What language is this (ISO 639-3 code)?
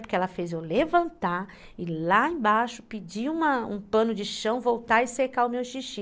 por